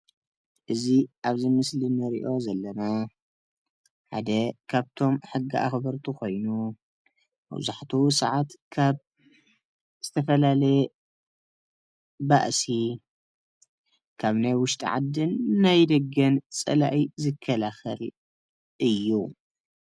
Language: Tigrinya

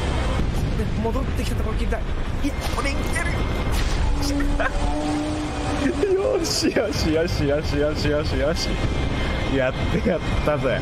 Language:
Japanese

